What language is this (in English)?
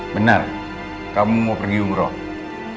Indonesian